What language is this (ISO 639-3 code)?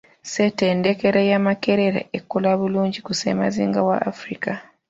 lug